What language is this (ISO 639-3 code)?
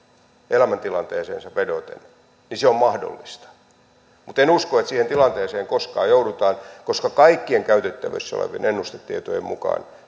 fin